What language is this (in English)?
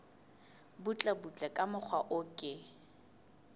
Southern Sotho